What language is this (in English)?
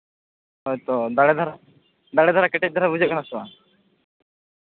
Santali